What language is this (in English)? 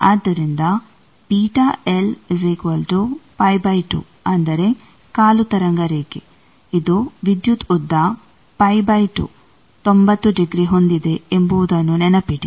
Kannada